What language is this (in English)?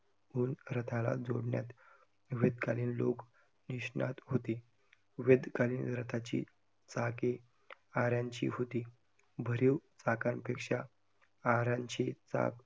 Marathi